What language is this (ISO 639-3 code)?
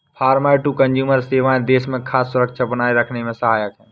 hin